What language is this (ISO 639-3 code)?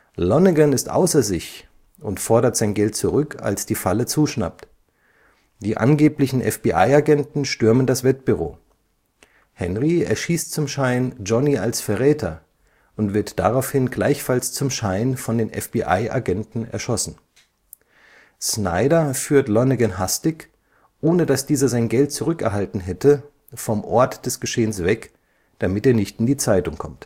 deu